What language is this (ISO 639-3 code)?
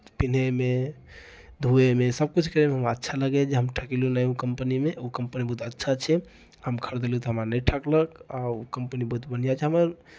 mai